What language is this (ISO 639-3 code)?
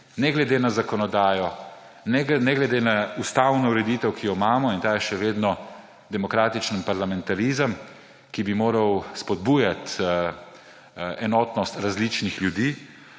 slv